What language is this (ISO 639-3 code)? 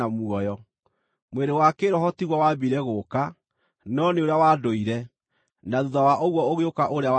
kik